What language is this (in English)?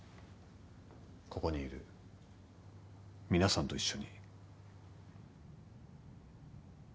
Japanese